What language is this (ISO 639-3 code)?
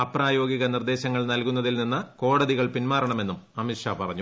mal